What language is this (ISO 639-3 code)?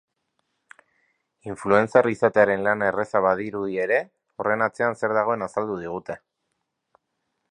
eus